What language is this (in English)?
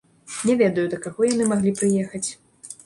Belarusian